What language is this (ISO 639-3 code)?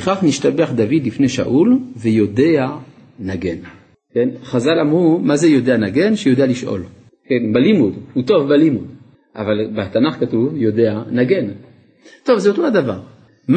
heb